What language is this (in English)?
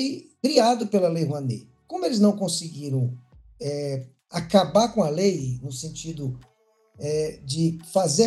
Portuguese